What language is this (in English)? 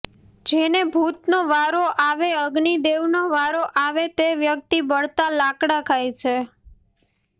Gujarati